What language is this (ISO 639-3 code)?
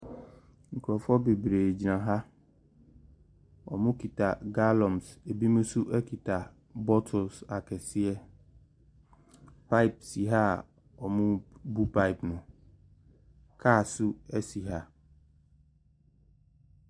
aka